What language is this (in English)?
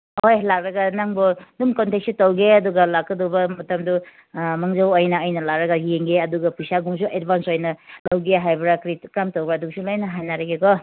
Manipuri